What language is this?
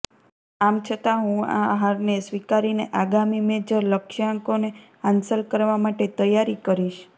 Gujarati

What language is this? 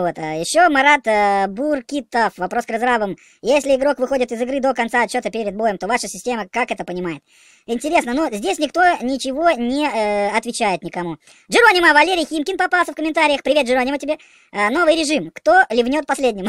Russian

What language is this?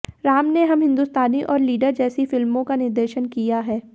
Hindi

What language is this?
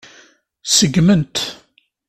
Kabyle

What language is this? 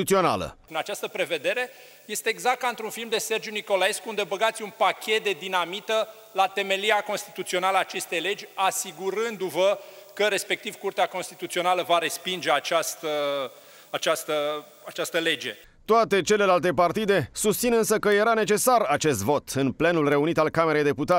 Romanian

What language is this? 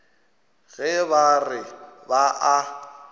Northern Sotho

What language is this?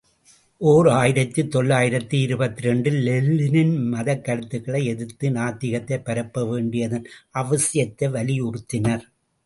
Tamil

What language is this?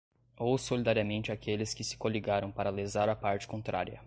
Portuguese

